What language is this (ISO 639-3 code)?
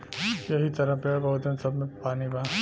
bho